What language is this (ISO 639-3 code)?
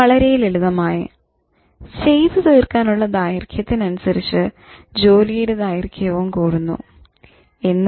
mal